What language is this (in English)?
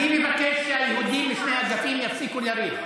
Hebrew